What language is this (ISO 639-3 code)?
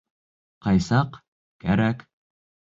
bak